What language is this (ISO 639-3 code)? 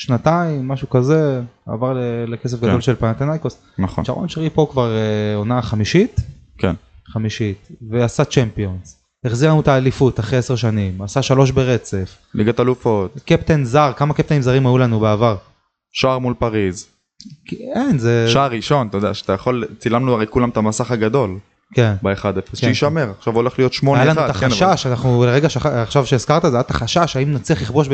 heb